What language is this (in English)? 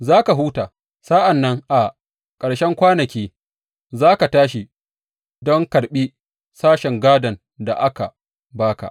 Hausa